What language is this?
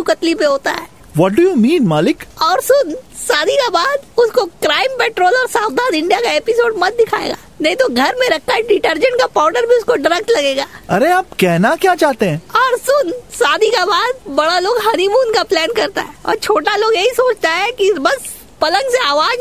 Hindi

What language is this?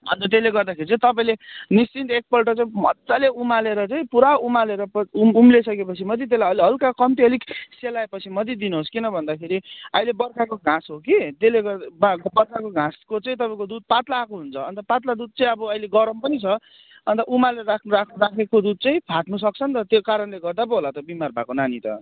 Nepali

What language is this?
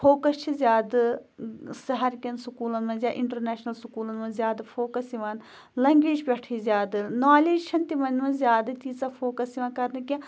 Kashmiri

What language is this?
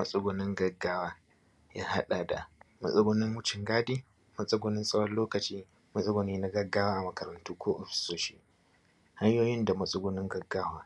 Hausa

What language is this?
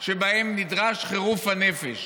Hebrew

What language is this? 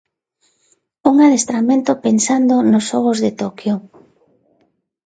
Galician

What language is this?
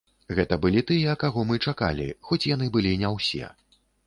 Belarusian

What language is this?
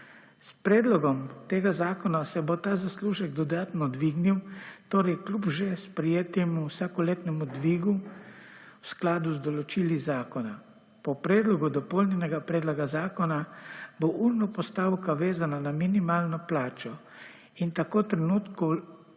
Slovenian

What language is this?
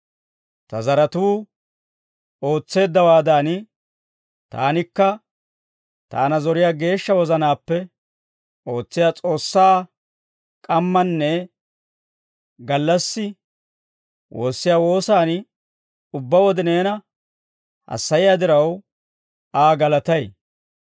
Dawro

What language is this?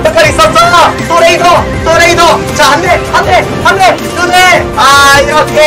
Korean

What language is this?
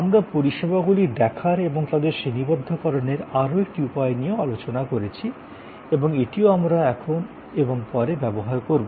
Bangla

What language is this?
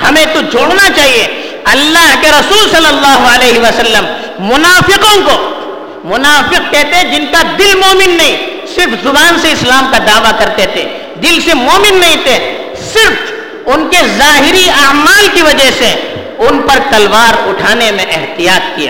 Urdu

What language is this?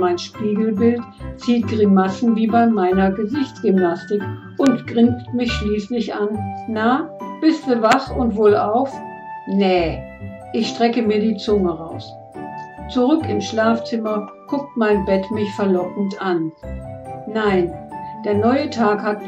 German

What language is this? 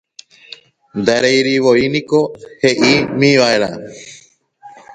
Guarani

